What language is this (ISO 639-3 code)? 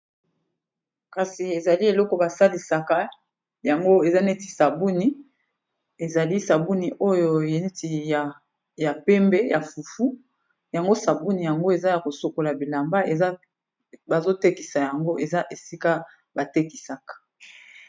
lin